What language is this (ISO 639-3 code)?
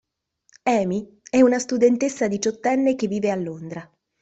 ita